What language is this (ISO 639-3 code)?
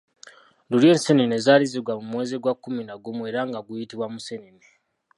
lug